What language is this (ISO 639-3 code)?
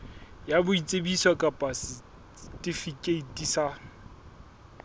sot